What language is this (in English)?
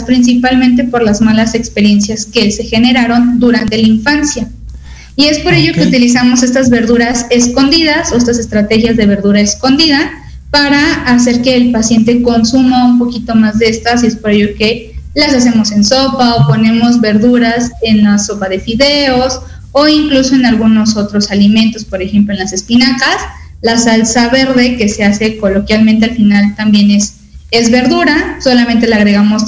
Spanish